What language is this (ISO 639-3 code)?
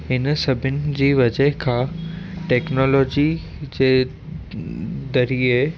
snd